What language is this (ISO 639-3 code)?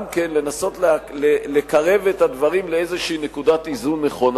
heb